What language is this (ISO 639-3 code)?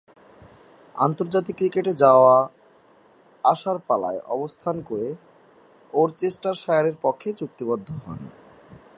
ben